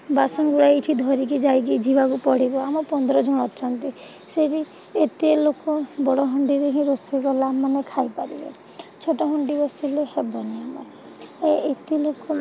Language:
Odia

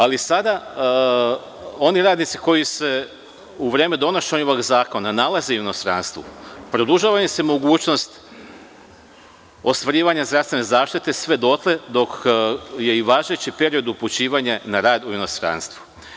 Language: Serbian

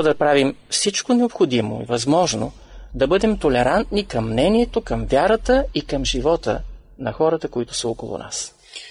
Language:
Bulgarian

